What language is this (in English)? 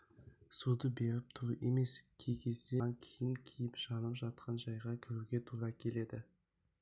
Kazakh